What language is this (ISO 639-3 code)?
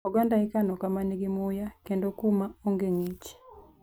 luo